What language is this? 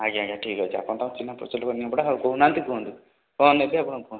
Odia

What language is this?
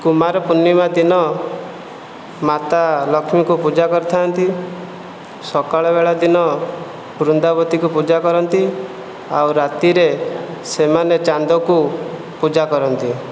Odia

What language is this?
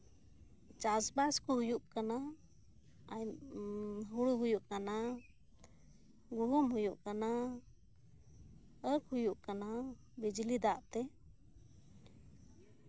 Santali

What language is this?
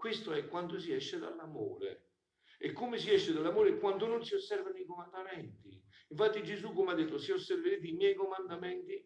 Italian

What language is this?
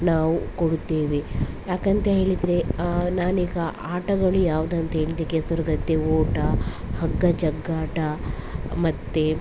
Kannada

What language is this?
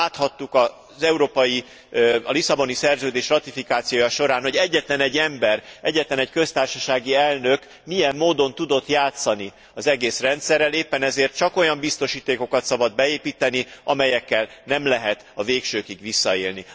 Hungarian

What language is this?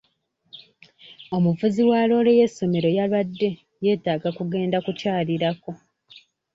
Ganda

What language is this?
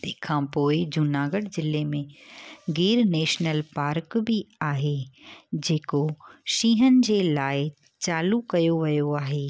Sindhi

